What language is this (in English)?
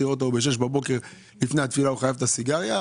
Hebrew